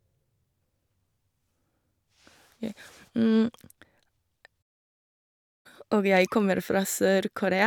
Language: Norwegian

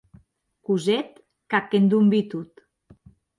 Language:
Occitan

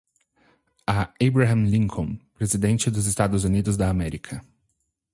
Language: Portuguese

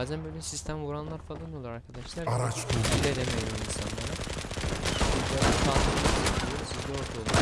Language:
Turkish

